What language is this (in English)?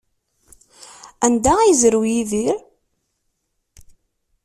Kabyle